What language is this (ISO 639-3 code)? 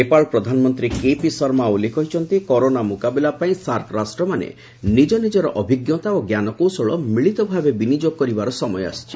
ori